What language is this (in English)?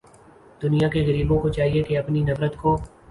Urdu